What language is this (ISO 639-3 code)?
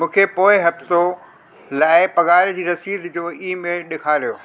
snd